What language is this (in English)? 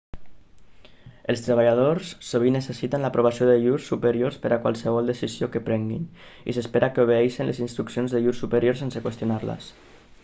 Catalan